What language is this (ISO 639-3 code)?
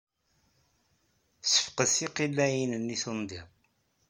kab